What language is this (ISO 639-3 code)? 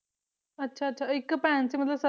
pan